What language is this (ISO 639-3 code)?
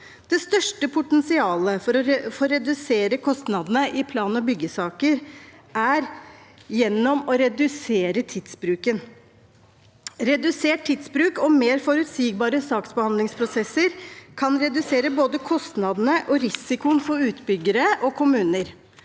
nor